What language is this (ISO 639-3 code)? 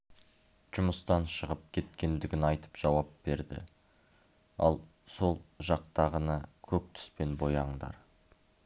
kaz